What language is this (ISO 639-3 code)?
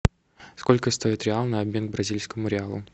rus